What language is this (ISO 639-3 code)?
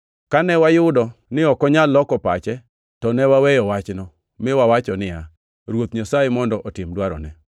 luo